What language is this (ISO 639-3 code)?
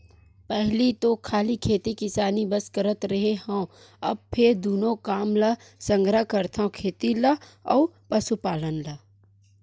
hne